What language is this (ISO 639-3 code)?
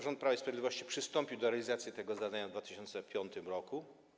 pol